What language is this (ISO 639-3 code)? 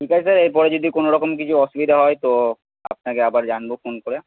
ben